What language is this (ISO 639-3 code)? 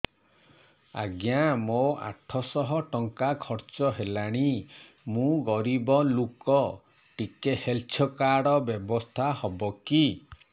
ori